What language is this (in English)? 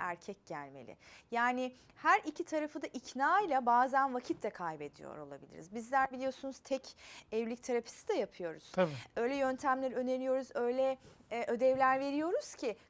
Turkish